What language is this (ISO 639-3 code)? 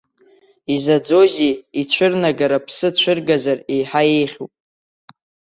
abk